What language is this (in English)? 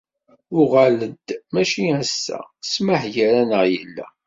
Kabyle